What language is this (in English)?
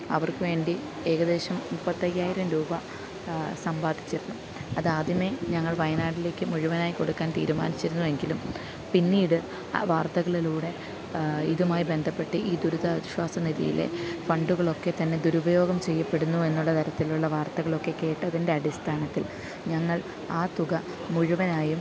Malayalam